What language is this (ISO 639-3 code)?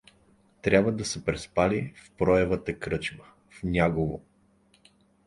bul